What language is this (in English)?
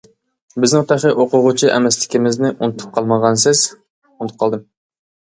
Uyghur